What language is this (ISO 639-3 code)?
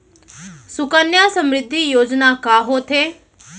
hne